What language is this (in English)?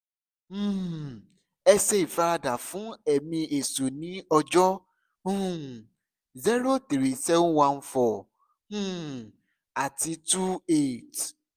Yoruba